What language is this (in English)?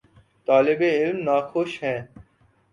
Urdu